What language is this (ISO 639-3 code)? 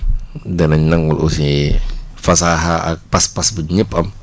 wol